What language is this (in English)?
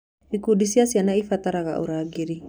Kikuyu